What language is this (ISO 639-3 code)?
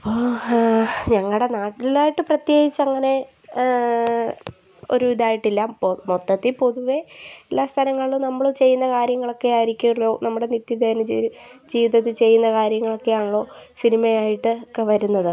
mal